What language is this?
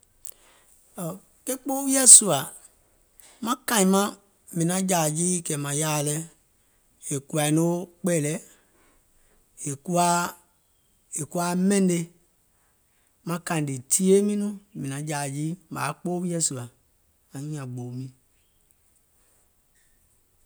Gola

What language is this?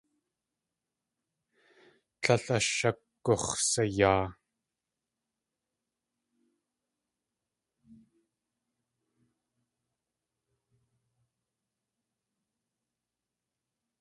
Tlingit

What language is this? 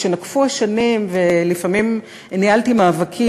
Hebrew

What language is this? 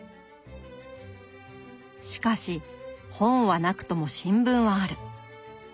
Japanese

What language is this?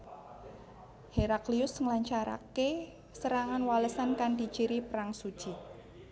Javanese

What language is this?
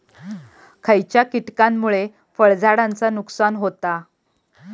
Marathi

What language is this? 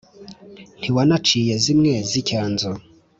Kinyarwanda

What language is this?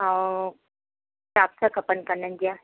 Sindhi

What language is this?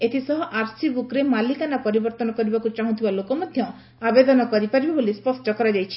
Odia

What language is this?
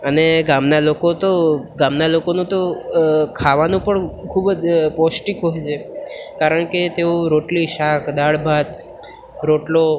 Gujarati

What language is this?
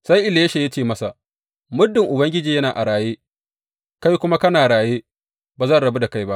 Hausa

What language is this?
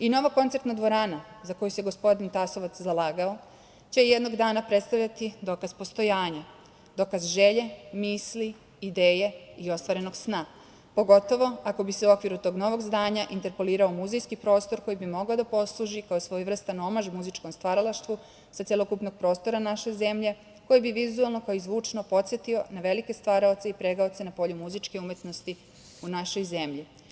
Serbian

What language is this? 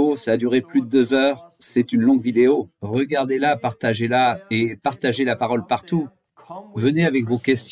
French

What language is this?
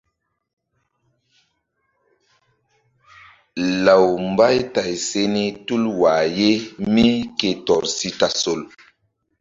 Mbum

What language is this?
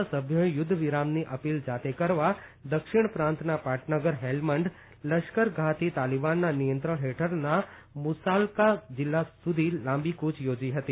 Gujarati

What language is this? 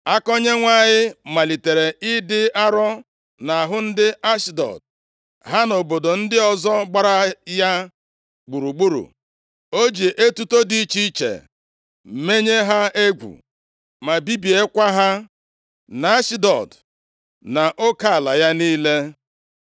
Igbo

